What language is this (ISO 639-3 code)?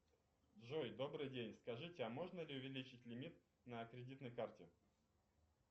rus